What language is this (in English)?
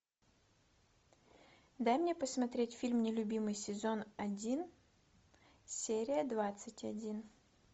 Russian